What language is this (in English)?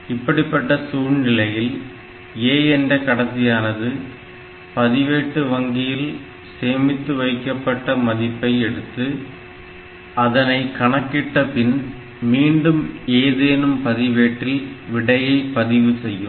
Tamil